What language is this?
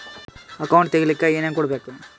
Kannada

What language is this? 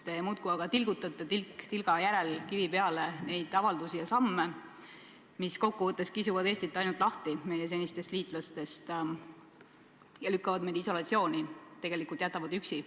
Estonian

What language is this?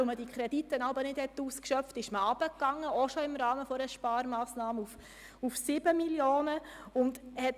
Swiss German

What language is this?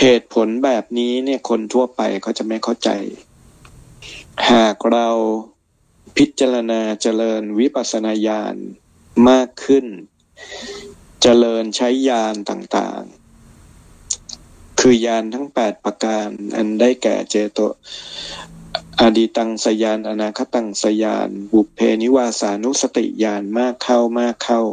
Thai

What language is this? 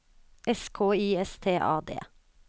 Norwegian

